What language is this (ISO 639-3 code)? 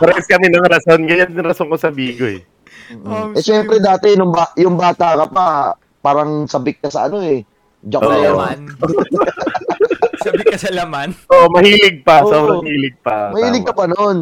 fil